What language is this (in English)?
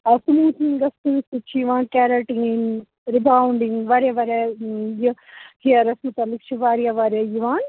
Kashmiri